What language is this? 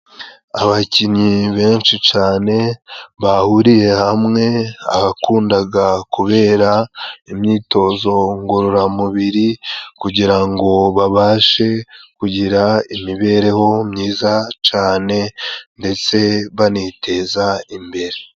Kinyarwanda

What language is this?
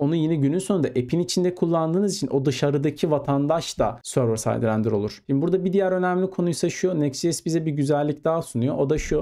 Turkish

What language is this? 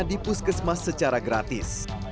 Indonesian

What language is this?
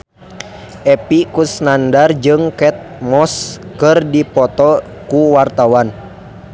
Sundanese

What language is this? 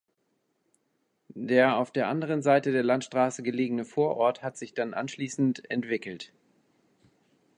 German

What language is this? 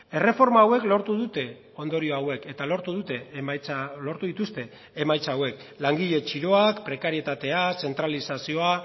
Basque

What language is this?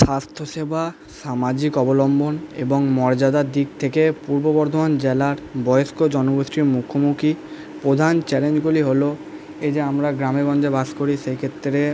Bangla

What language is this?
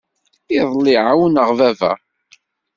Kabyle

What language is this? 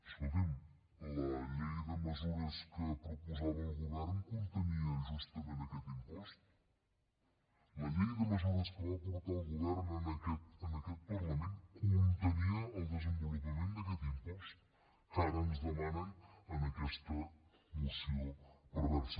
Catalan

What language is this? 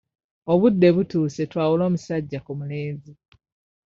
Ganda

